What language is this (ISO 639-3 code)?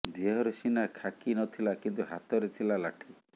ori